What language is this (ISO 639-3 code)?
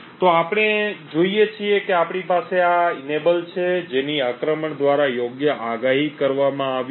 guj